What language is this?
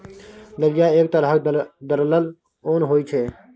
Maithili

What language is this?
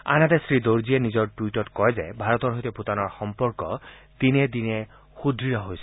Assamese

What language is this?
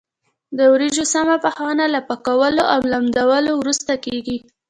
Pashto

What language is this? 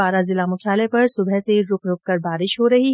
Hindi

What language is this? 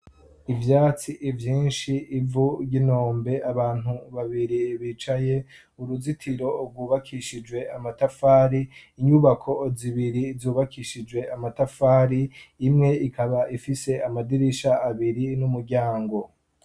Rundi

